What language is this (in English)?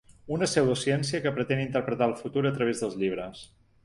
Catalan